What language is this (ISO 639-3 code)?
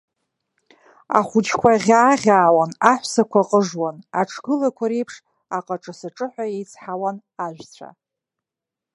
abk